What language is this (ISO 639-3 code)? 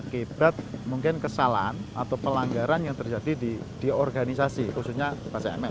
ind